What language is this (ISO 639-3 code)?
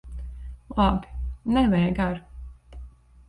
lav